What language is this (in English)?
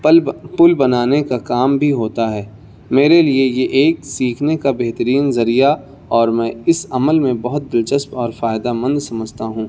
Urdu